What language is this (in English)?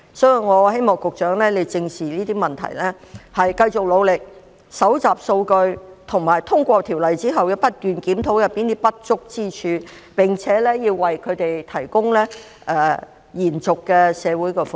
Cantonese